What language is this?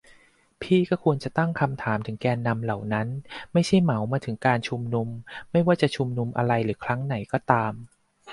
Thai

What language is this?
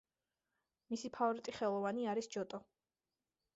Georgian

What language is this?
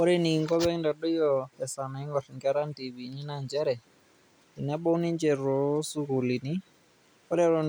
Masai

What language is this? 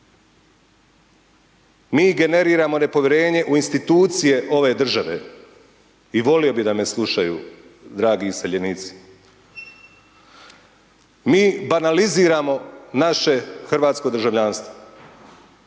Croatian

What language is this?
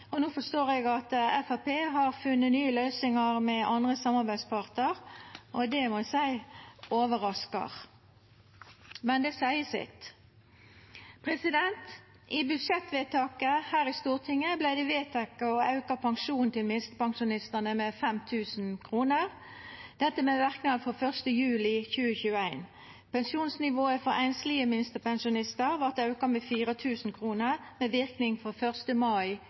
Norwegian Nynorsk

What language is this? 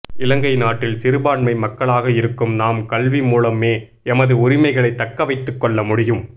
Tamil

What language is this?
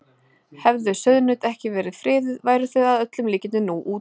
Icelandic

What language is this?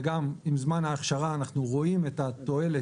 Hebrew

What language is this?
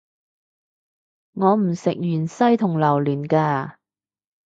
Cantonese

